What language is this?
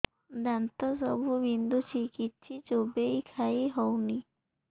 Odia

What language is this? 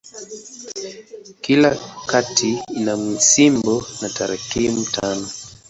Swahili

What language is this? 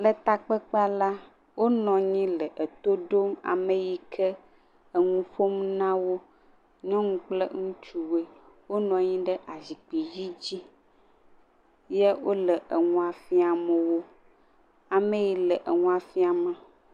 Ewe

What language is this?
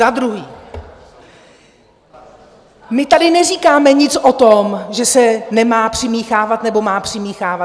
Czech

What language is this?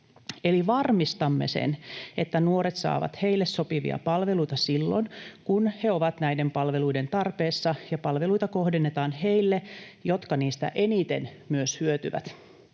Finnish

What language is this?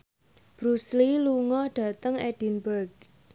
Javanese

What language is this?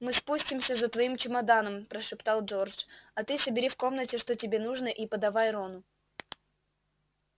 Russian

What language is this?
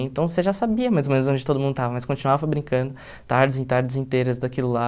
Portuguese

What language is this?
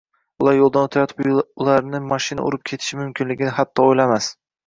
Uzbek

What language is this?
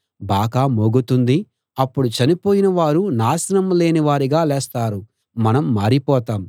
Telugu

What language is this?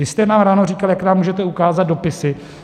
Czech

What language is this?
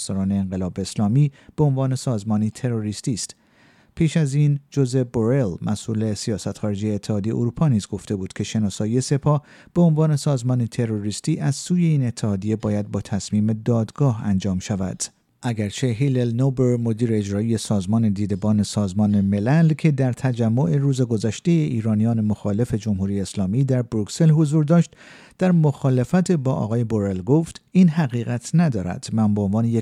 Persian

